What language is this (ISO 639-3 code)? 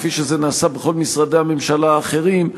heb